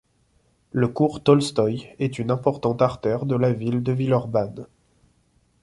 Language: French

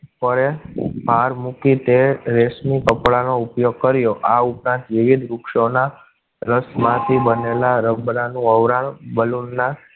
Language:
Gujarati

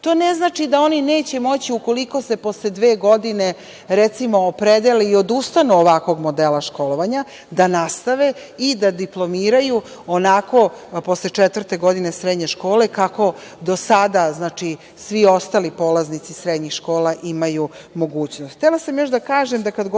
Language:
Serbian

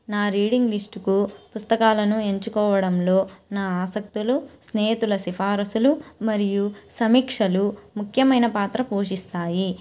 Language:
Telugu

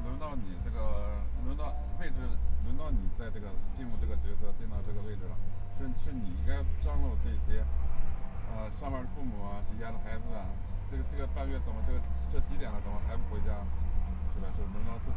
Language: Chinese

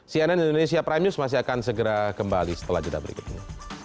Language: Indonesian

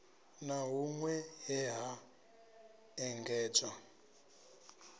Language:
Venda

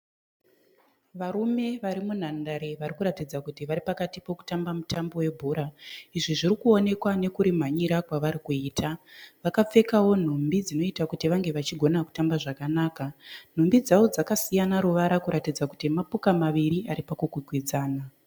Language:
Shona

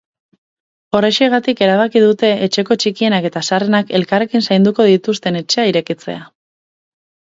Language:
Basque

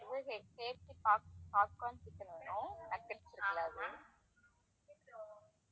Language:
Tamil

